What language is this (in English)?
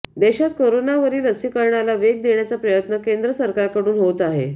Marathi